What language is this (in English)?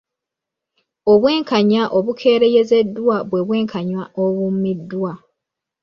Ganda